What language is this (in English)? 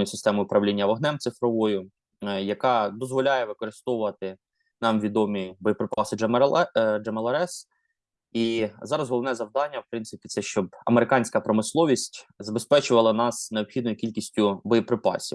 Ukrainian